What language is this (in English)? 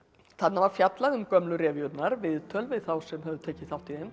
Icelandic